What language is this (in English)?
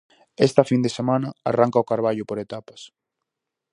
Galician